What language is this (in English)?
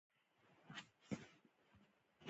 Pashto